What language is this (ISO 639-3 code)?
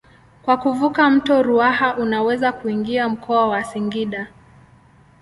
swa